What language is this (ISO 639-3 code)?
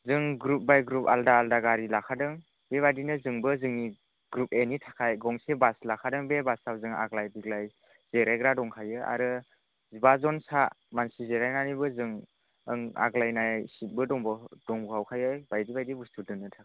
brx